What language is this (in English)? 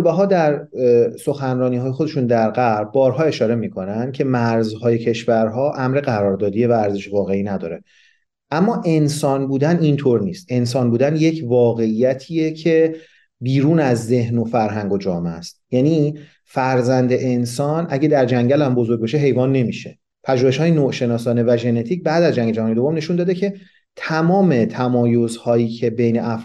Persian